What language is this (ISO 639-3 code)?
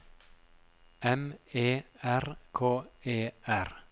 nor